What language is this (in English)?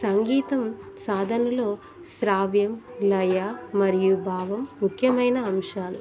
Telugu